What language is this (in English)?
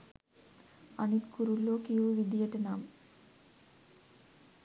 Sinhala